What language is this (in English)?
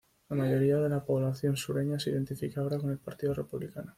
Spanish